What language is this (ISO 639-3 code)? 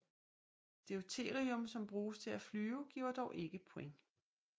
dan